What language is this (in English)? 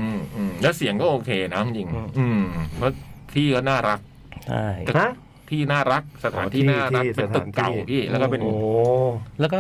Thai